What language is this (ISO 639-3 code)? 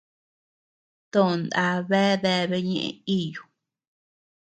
cux